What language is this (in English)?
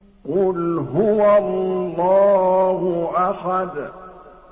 Arabic